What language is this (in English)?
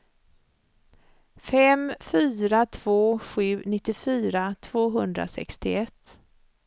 Swedish